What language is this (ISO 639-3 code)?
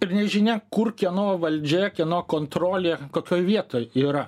lit